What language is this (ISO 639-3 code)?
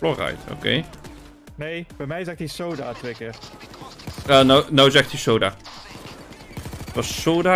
nld